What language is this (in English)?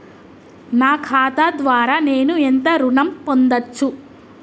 Telugu